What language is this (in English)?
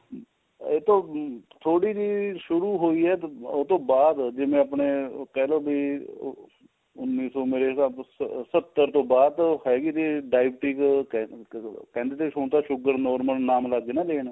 Punjabi